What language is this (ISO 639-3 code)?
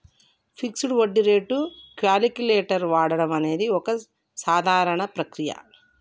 tel